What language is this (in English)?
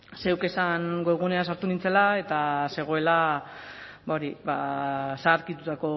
Basque